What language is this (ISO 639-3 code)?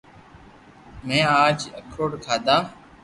lrk